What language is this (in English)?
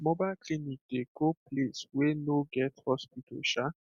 Nigerian Pidgin